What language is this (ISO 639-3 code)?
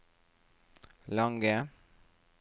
nor